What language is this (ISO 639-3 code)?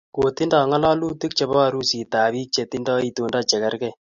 kln